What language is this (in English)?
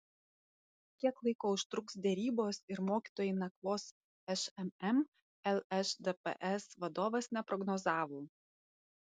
Lithuanian